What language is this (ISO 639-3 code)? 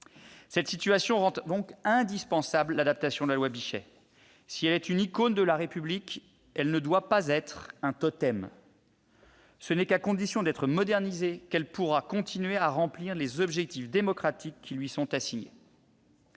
fra